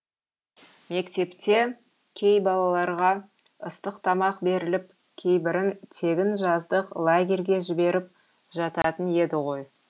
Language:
Kazakh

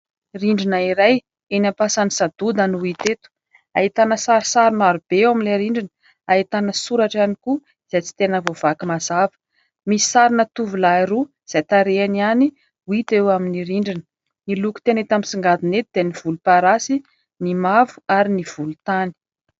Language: Malagasy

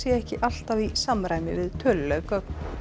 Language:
Icelandic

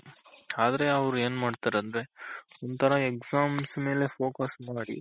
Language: Kannada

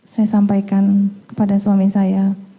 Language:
Indonesian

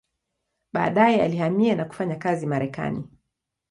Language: Swahili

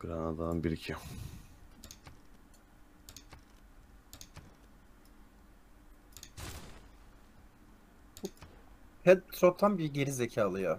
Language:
Turkish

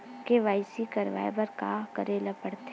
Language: Chhattisgarhi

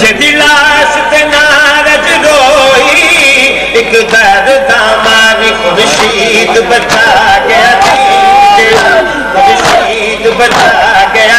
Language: Arabic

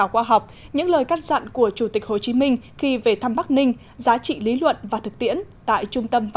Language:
Vietnamese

